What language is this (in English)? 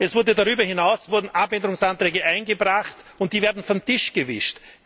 German